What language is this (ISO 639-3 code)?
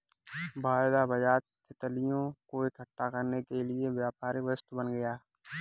hin